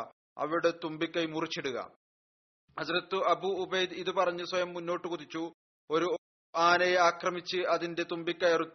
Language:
Malayalam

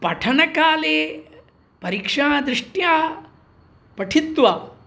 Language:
Sanskrit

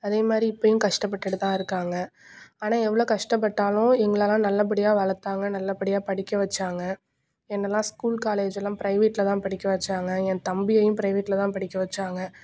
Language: Tamil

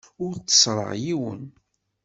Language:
Kabyle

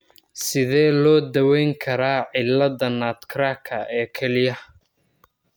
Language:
Somali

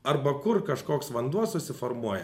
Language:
Lithuanian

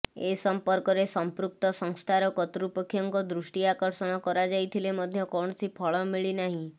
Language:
Odia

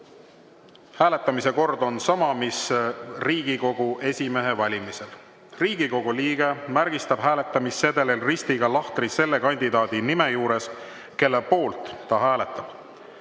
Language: Estonian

